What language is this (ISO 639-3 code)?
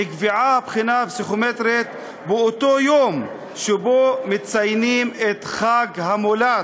heb